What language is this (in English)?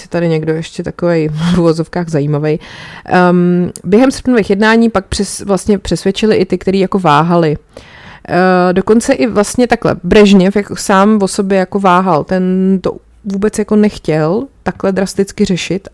Czech